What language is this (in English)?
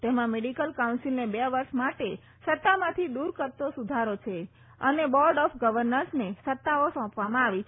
Gujarati